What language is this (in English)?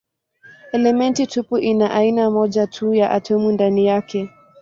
Swahili